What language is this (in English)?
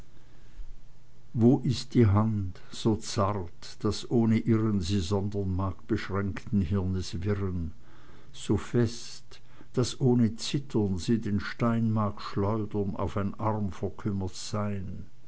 German